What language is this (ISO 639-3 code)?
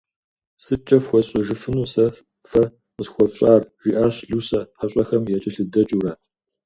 kbd